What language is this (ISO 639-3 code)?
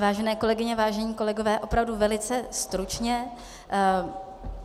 ces